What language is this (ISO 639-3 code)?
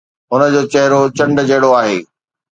snd